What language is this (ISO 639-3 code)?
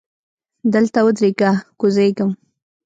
pus